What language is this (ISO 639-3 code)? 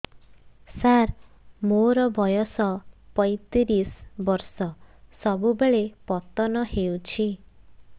ori